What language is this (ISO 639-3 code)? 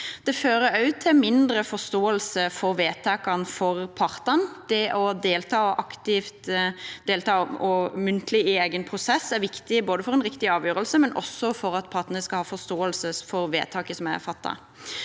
nor